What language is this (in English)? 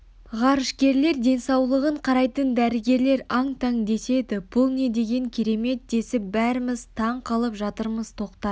Kazakh